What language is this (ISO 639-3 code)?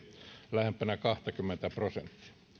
fin